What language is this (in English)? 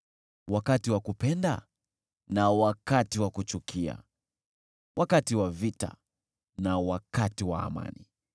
Swahili